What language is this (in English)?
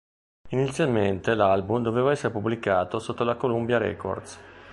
Italian